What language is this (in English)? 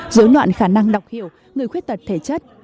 Vietnamese